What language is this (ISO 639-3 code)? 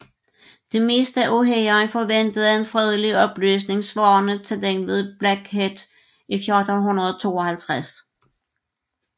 dan